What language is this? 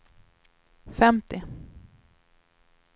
Swedish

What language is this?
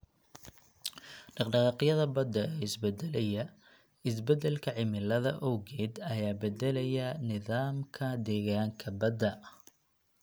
Somali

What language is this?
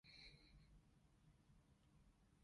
Cantonese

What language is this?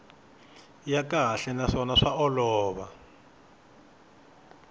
Tsonga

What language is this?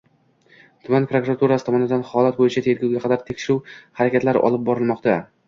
Uzbek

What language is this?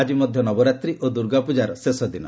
Odia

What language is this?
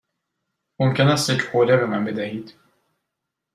Persian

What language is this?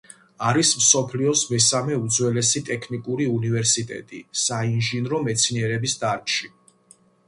Georgian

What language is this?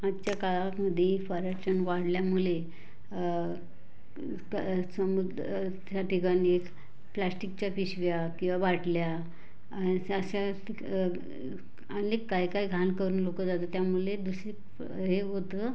Marathi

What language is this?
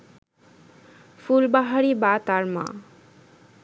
Bangla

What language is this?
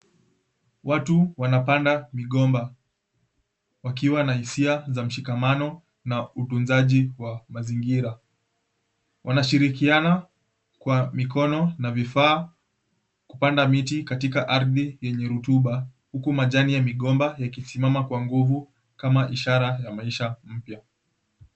Swahili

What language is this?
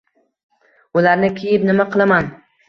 Uzbek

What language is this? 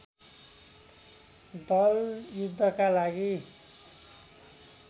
Nepali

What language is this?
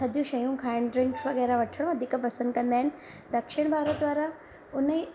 Sindhi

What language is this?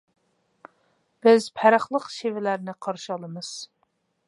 Uyghur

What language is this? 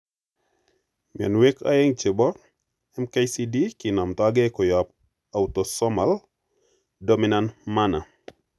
Kalenjin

